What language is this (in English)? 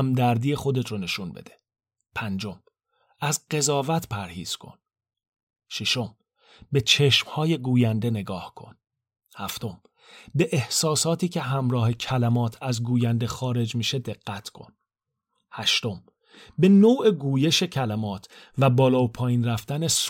Persian